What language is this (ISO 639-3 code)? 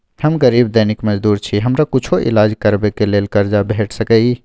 mai